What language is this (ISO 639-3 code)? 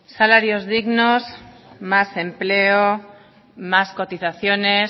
spa